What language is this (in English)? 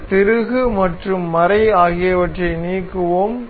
Tamil